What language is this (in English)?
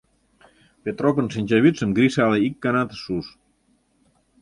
Mari